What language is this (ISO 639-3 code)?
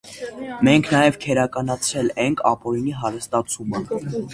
hye